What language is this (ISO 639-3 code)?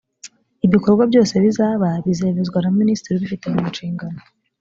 kin